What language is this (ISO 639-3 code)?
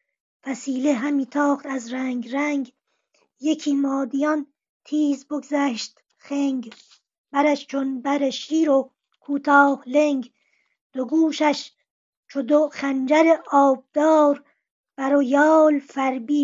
fas